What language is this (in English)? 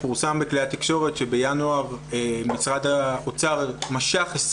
Hebrew